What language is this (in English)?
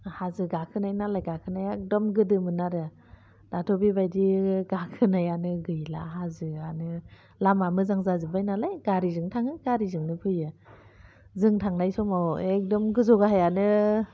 Bodo